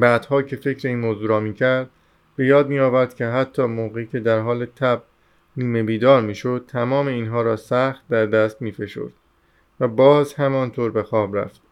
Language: Persian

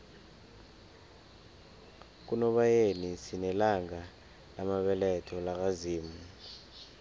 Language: South Ndebele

